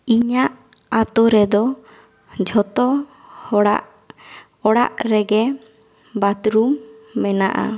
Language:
Santali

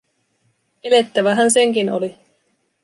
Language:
Finnish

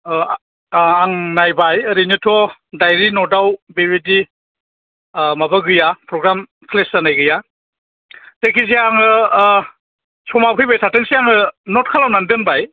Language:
Bodo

